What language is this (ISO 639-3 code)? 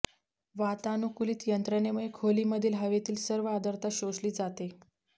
mar